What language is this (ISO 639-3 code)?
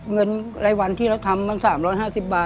tha